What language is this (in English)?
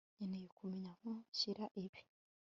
Kinyarwanda